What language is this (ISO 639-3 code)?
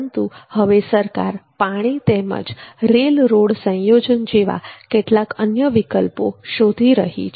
guj